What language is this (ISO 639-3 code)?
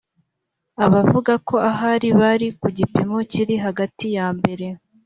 kin